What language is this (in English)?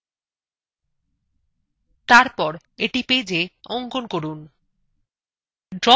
Bangla